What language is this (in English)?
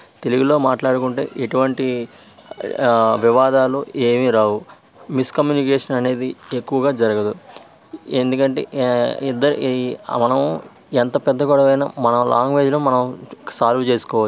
Telugu